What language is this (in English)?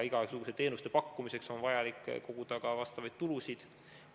Estonian